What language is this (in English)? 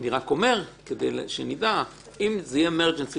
Hebrew